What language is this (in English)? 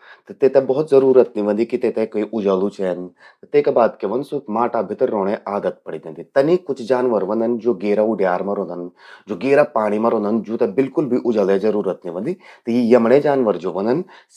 Garhwali